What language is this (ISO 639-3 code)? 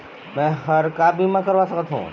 hne